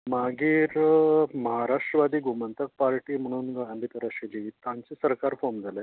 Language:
Konkani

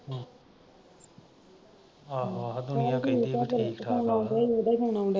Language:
Punjabi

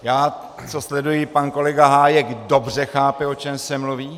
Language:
Czech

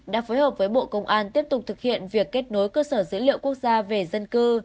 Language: Vietnamese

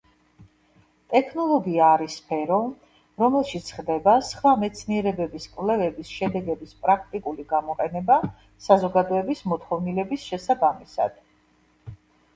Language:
Georgian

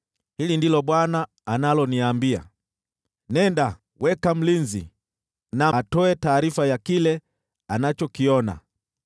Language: Swahili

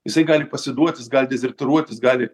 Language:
Lithuanian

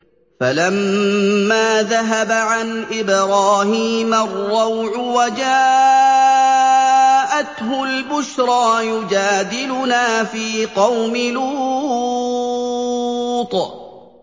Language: Arabic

